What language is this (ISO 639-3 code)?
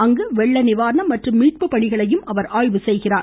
tam